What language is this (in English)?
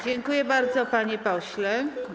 Polish